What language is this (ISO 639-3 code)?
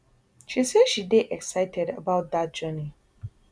pcm